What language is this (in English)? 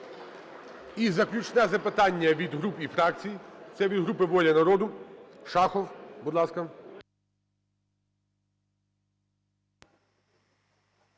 Ukrainian